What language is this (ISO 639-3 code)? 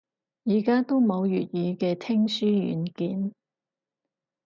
yue